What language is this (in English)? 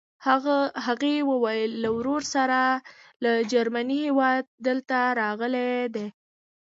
Pashto